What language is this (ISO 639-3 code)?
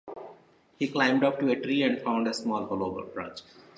eng